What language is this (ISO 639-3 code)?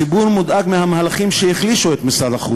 heb